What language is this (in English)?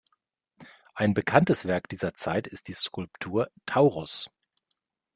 German